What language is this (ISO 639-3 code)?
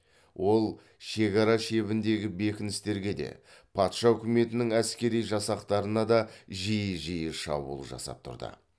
kaz